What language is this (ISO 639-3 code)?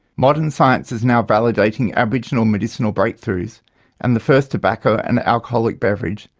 eng